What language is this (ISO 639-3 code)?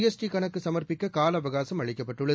tam